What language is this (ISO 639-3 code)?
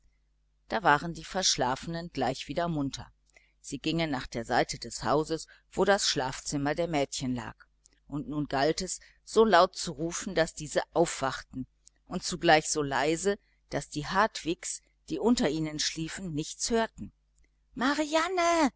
deu